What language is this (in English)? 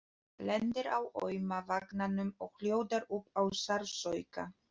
Icelandic